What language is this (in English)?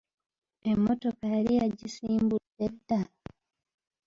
Ganda